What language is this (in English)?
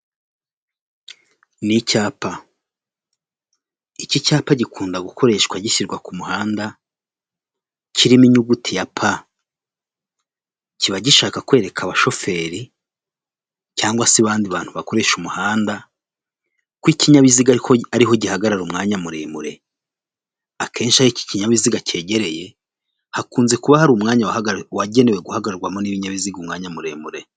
Kinyarwanda